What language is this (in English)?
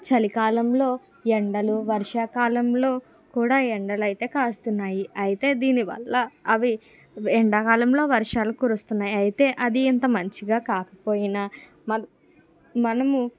Telugu